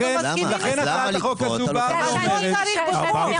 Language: Hebrew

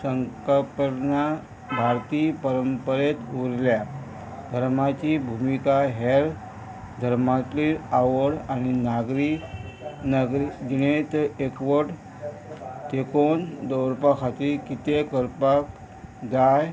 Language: Konkani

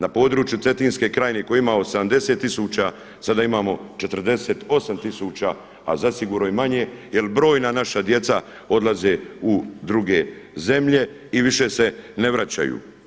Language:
Croatian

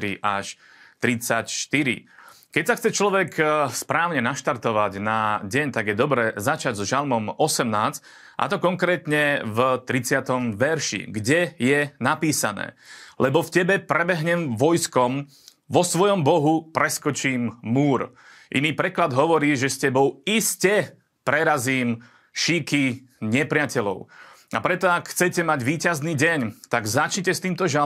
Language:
Slovak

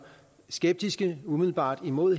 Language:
Danish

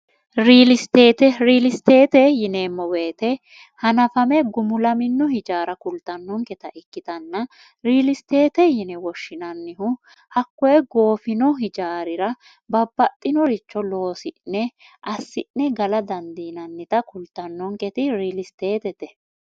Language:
Sidamo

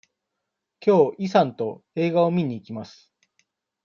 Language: Japanese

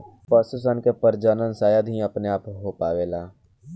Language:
Bhojpuri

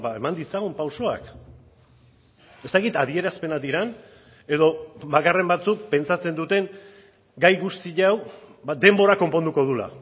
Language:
Basque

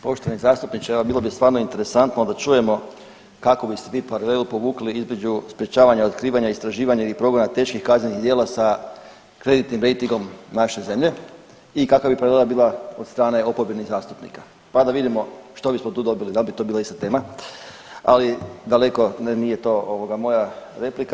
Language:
Croatian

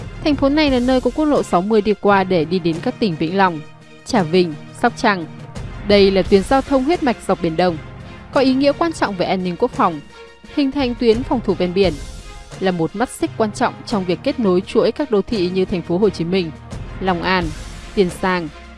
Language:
Vietnamese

